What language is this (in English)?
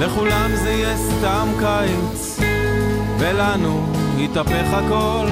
Hebrew